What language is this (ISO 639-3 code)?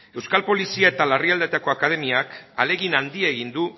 eus